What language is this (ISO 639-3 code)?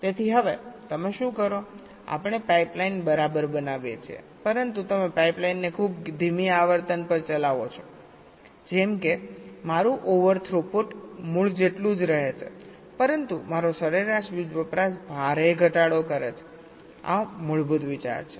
guj